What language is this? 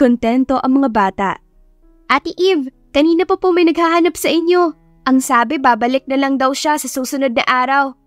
Filipino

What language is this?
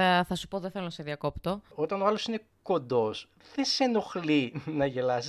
Greek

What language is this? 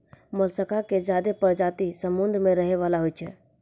Maithili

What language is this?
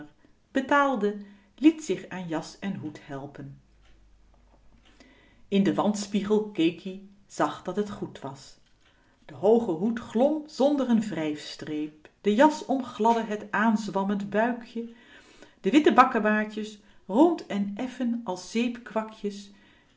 Dutch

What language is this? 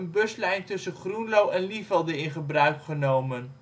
Dutch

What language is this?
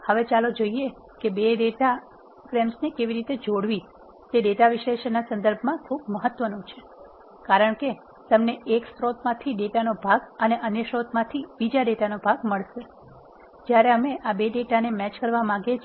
Gujarati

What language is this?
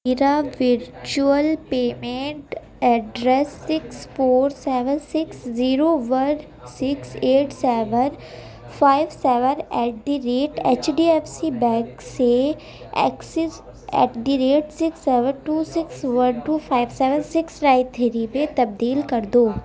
Urdu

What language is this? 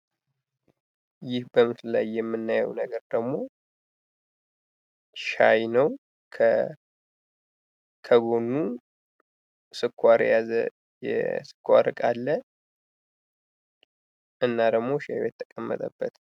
Amharic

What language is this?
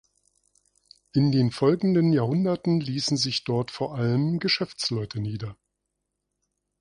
German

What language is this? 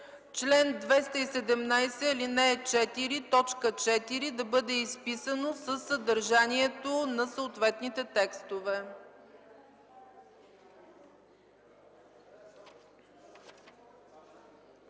Bulgarian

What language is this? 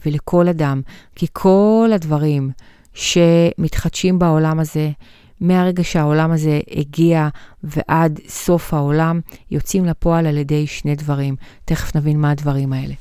Hebrew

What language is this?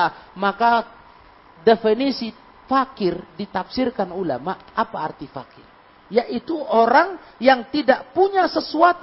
Indonesian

